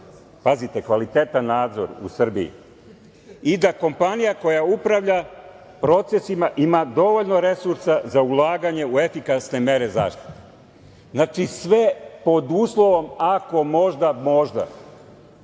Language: Serbian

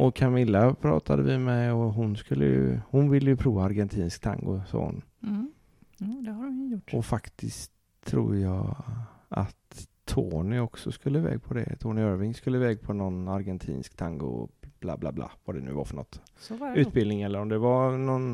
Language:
Swedish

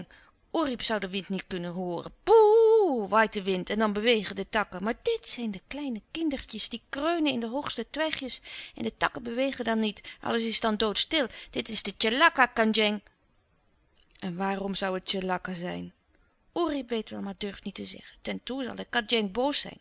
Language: Dutch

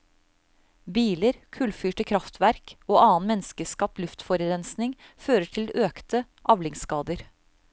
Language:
Norwegian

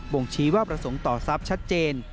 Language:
Thai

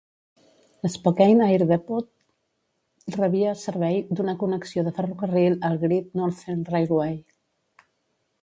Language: Catalan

